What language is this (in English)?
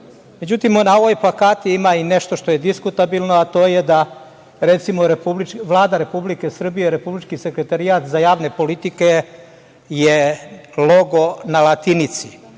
Serbian